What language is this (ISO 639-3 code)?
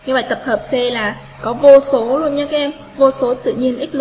vie